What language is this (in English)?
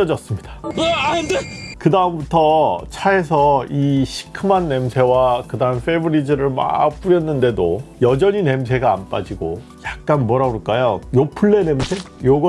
Korean